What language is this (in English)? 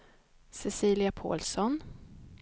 Swedish